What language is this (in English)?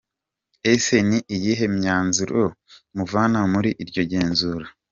Kinyarwanda